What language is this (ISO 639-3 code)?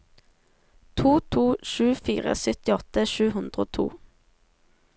nor